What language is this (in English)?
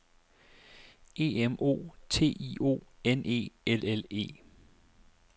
Danish